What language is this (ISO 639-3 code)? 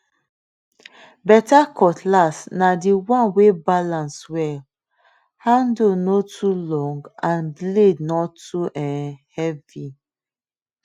pcm